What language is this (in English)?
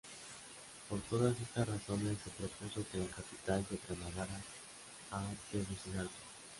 Spanish